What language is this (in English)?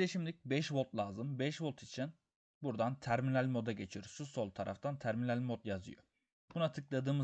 Turkish